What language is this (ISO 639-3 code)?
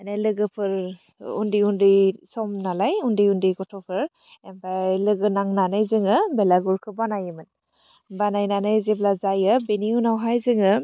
brx